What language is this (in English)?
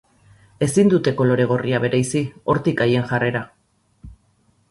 Basque